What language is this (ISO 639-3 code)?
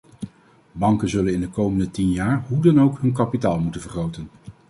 nld